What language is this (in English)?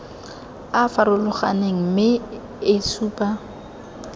Tswana